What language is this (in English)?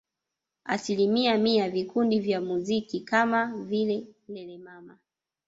Swahili